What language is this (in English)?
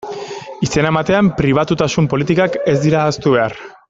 Basque